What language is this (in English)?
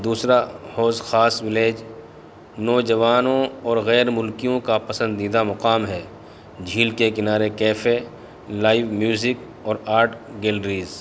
Urdu